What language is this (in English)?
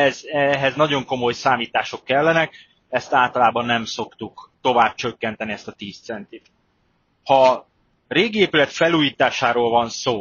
Hungarian